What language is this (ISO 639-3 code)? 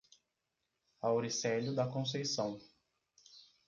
por